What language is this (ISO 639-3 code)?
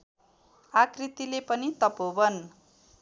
nep